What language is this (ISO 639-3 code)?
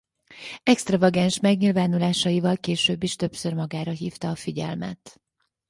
hun